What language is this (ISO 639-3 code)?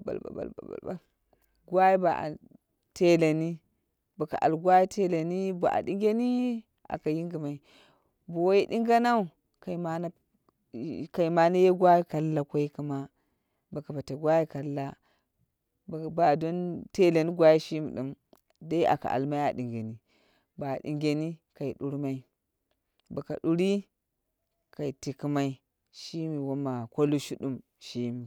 kna